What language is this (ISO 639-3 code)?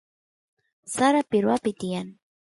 qus